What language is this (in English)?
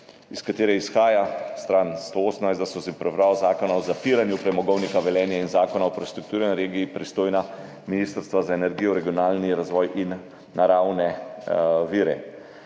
Slovenian